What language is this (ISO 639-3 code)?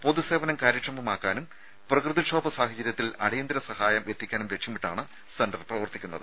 mal